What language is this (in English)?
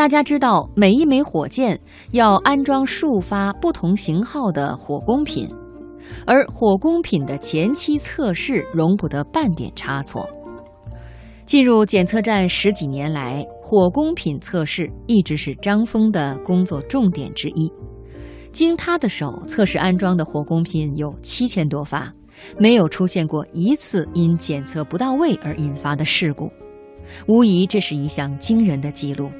Chinese